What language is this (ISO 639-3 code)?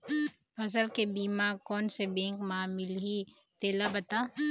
hne